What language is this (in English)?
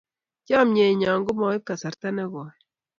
Kalenjin